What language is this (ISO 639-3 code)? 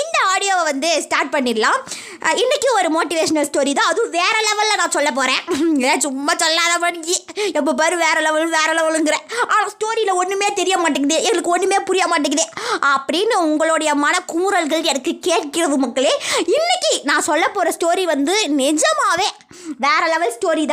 tam